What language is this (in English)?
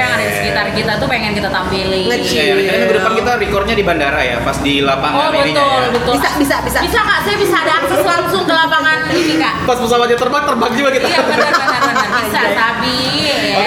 Indonesian